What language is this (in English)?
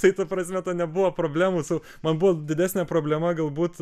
Lithuanian